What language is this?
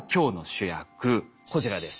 Japanese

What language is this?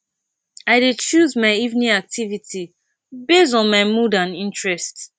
Nigerian Pidgin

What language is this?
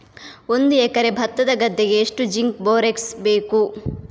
Kannada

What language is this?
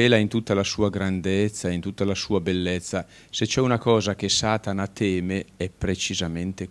Italian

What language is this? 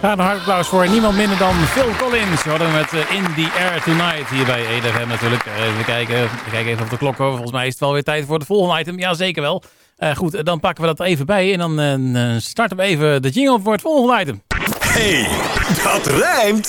Dutch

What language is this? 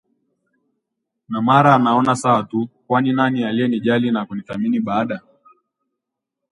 Swahili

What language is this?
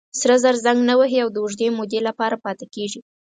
Pashto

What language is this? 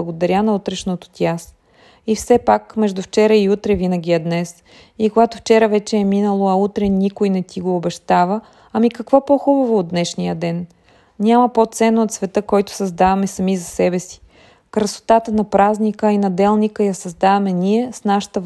Bulgarian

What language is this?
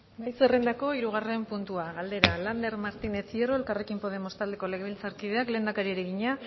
Basque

